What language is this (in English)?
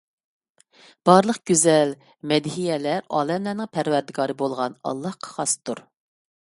Uyghur